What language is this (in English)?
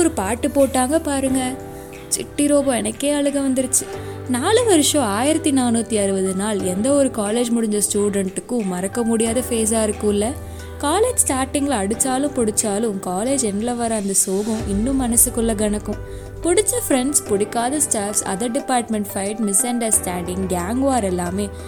Tamil